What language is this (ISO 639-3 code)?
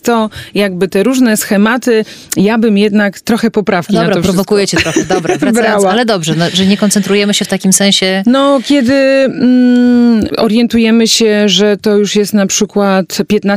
pol